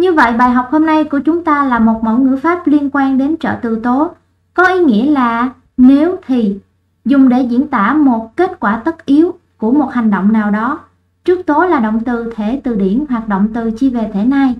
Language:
Vietnamese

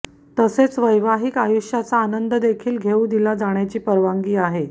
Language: Marathi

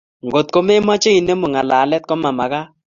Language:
Kalenjin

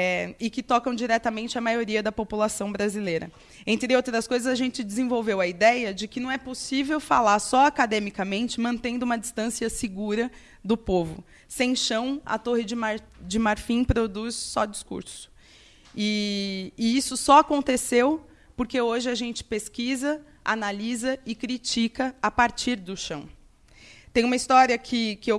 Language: Portuguese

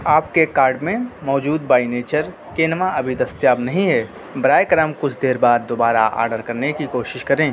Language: Urdu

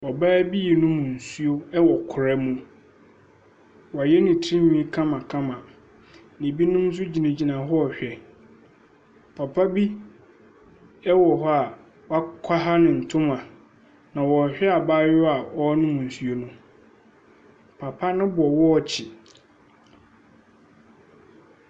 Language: Akan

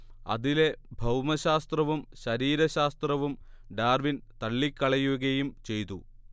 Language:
Malayalam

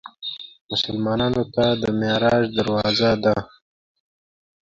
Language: Pashto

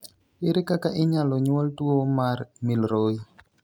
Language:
Luo (Kenya and Tanzania)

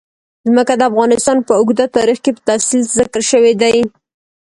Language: Pashto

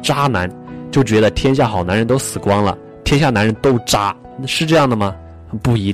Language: Chinese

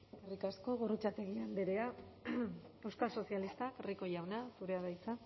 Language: Basque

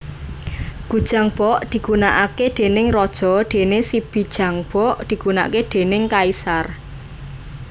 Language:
Javanese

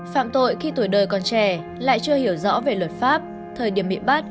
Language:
Vietnamese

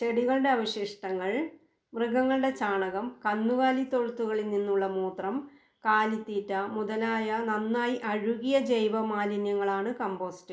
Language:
Malayalam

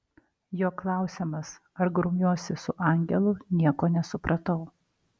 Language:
Lithuanian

